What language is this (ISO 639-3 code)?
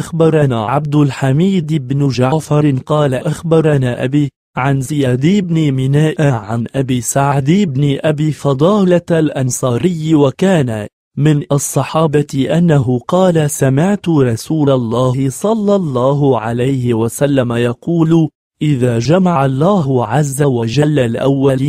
ara